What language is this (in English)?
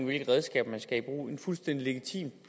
Danish